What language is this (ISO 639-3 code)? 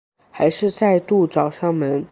zho